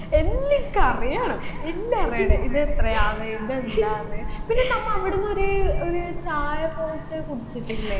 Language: Malayalam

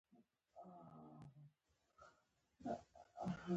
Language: Pashto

